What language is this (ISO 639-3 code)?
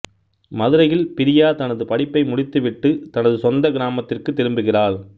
tam